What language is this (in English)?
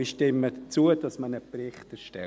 Swiss German